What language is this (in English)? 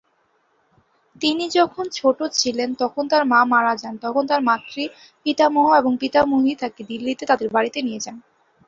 Bangla